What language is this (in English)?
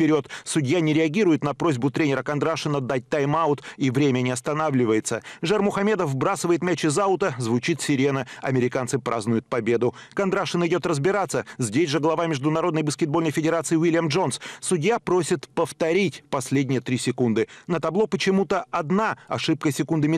Russian